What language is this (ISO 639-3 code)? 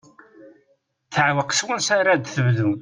kab